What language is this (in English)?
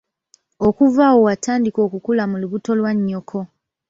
Ganda